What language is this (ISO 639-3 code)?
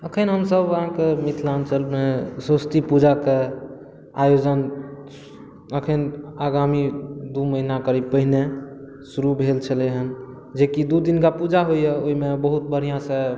mai